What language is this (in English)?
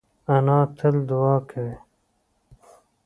Pashto